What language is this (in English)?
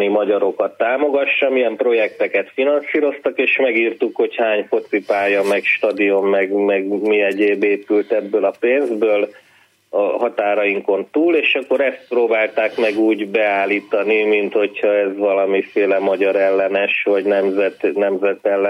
Hungarian